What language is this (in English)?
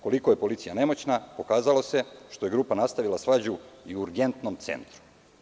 Serbian